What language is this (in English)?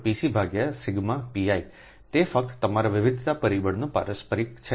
Gujarati